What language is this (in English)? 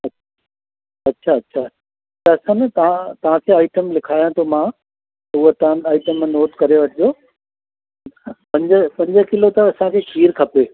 Sindhi